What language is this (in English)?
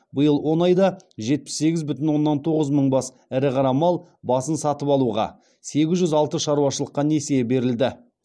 Kazakh